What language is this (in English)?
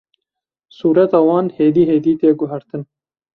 Kurdish